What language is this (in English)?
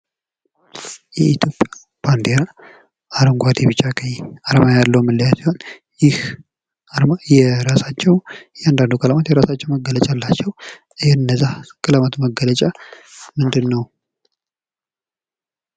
Amharic